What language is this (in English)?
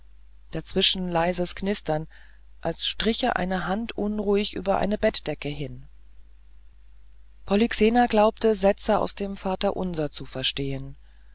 German